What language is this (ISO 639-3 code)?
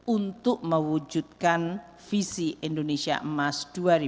ind